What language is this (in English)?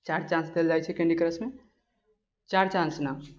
Maithili